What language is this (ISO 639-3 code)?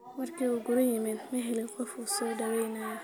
som